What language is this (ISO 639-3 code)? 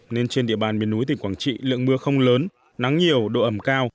vie